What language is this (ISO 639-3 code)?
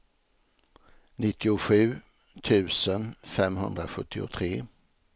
swe